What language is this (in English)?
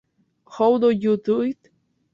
Spanish